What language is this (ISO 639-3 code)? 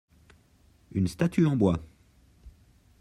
fra